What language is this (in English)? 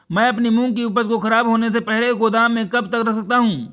Hindi